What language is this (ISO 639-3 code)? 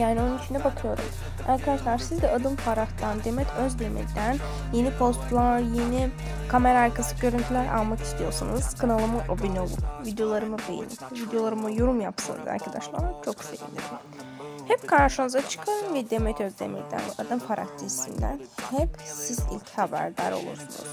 tur